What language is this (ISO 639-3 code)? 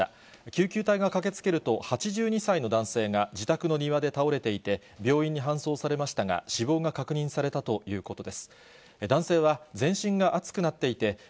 jpn